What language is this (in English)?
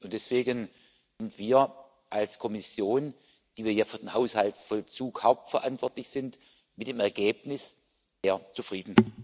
German